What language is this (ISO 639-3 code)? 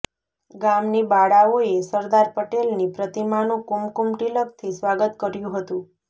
guj